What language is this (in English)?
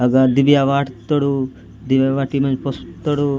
Gondi